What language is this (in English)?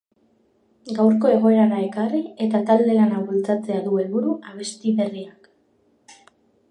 Basque